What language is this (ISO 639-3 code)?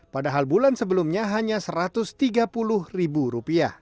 ind